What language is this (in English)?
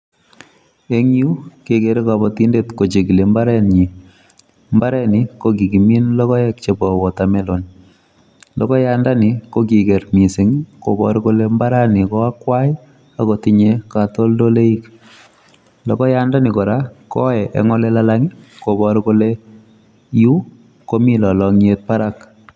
Kalenjin